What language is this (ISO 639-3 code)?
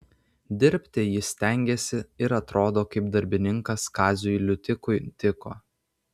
lit